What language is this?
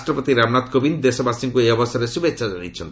Odia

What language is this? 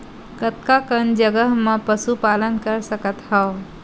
Chhattisgarhi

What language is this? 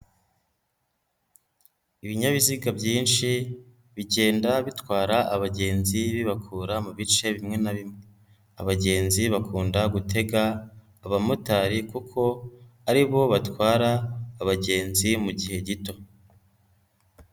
Kinyarwanda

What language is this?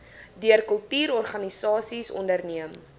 Afrikaans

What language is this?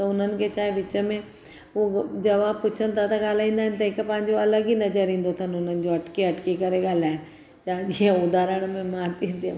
Sindhi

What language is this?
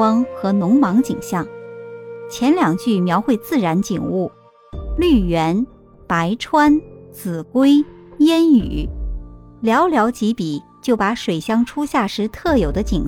Chinese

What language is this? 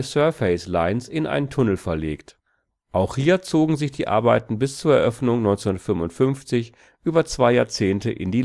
German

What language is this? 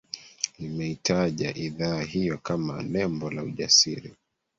Swahili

